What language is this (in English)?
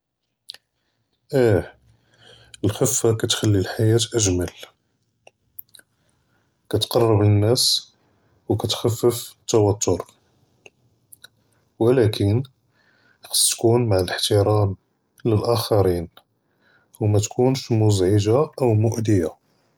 Judeo-Arabic